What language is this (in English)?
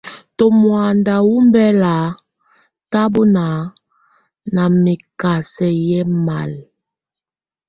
Tunen